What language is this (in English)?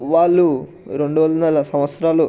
Telugu